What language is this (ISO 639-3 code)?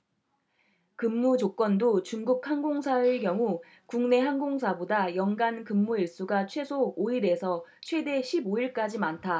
kor